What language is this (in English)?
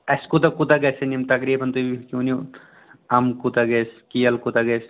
Kashmiri